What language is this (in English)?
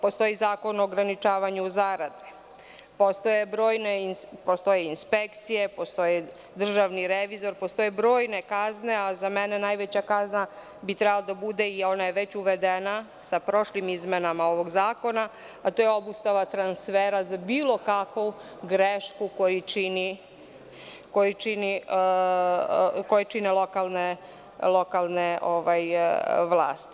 Serbian